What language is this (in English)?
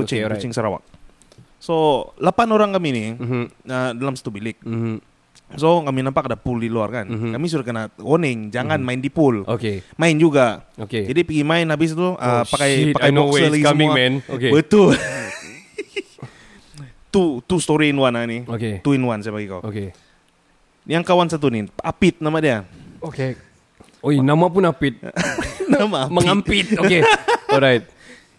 Malay